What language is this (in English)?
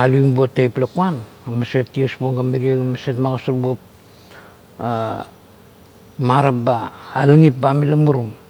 Kuot